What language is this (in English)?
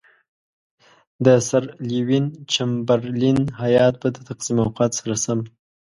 Pashto